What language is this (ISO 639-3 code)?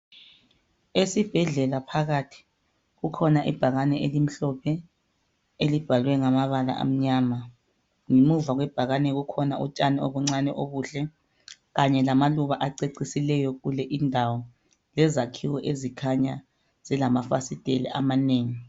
nde